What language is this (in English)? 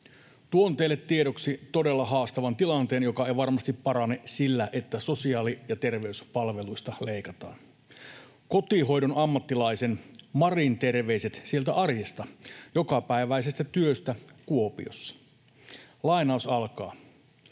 Finnish